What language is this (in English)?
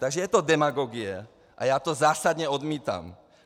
Czech